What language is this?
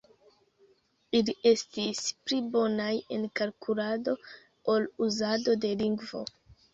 Esperanto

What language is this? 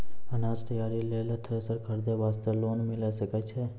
Maithili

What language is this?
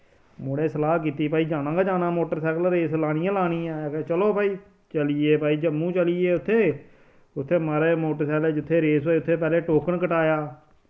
Dogri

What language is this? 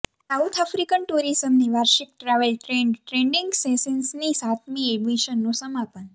Gujarati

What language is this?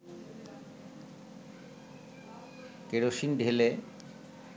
Bangla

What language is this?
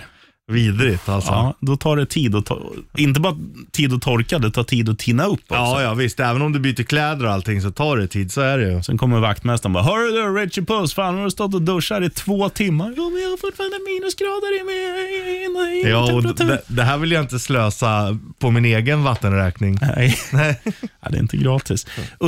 Swedish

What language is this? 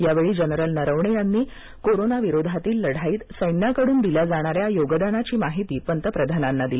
Marathi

